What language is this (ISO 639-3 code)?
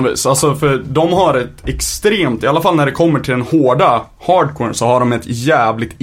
swe